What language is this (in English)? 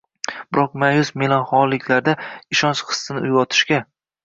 Uzbek